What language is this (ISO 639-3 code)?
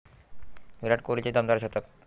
mar